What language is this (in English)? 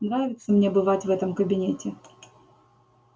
Russian